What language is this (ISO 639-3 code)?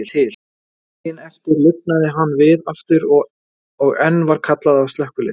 isl